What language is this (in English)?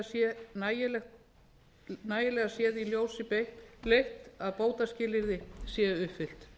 Icelandic